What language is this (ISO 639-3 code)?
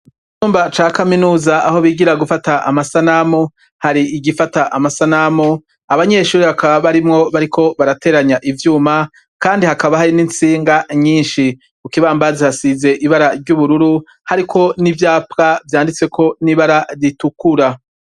run